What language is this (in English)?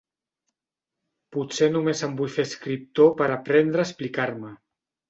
Catalan